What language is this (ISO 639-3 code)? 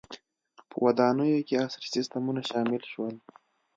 pus